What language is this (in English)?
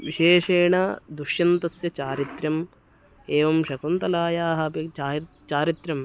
Sanskrit